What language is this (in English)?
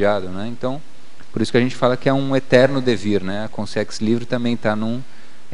Portuguese